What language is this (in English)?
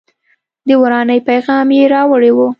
Pashto